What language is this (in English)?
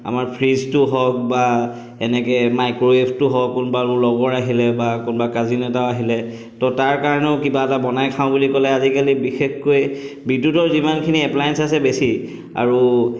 Assamese